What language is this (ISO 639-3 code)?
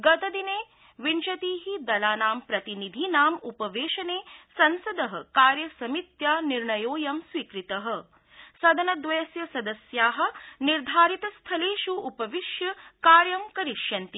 san